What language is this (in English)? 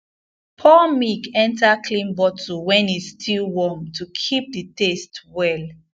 Nigerian Pidgin